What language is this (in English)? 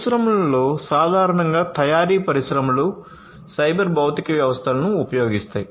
Telugu